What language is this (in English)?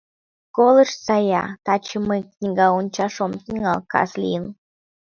Mari